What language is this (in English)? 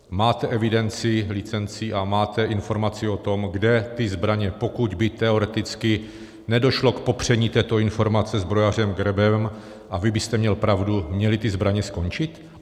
Czech